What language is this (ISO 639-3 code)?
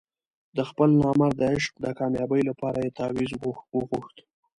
pus